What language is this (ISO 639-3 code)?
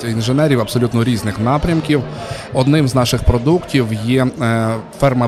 ukr